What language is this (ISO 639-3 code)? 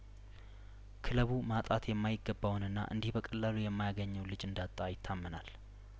amh